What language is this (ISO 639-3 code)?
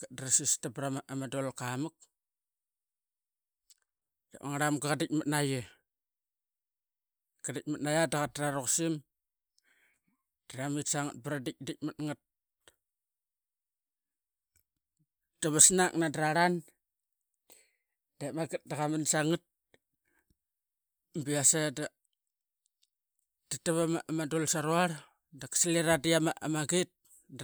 byx